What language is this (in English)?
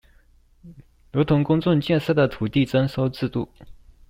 Chinese